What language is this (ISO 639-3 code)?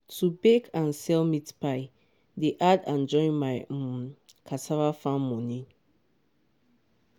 pcm